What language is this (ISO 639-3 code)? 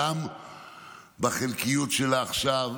heb